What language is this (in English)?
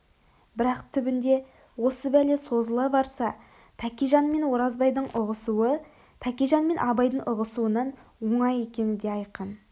Kazakh